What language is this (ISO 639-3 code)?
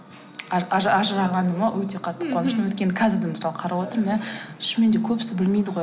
kaz